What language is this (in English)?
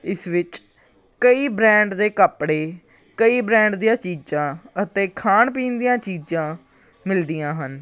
Punjabi